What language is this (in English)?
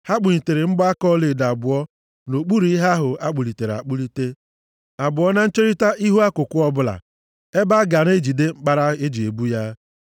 Igbo